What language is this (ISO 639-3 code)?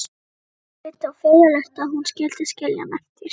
isl